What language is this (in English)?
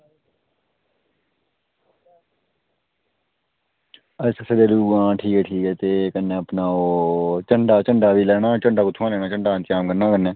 Dogri